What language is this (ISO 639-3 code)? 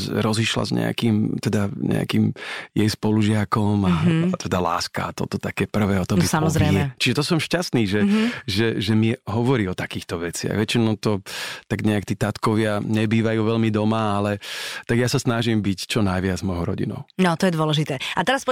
slk